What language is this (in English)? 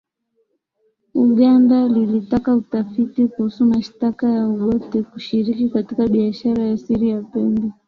Swahili